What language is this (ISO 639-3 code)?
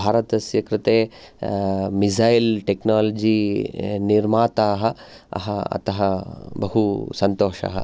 san